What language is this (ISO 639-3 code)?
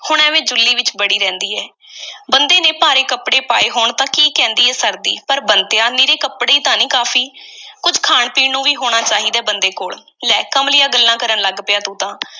pan